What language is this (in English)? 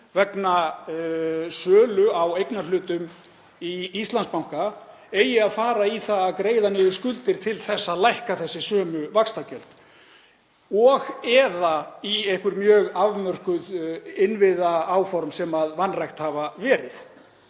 Icelandic